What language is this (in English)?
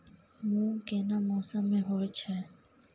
Maithili